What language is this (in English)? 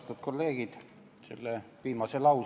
Estonian